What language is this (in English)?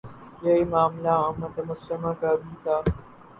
Urdu